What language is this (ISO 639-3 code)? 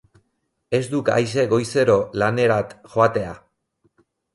eus